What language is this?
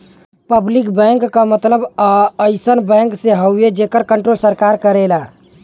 Bhojpuri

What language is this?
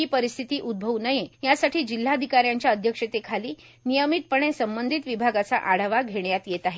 Marathi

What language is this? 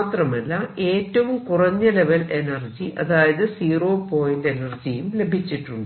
Malayalam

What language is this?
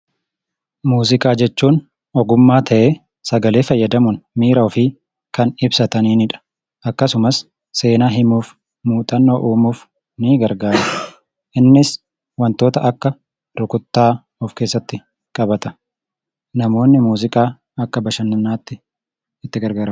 Oromo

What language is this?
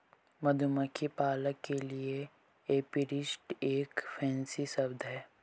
Hindi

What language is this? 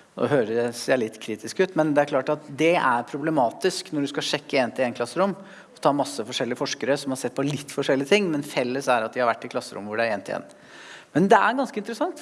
Norwegian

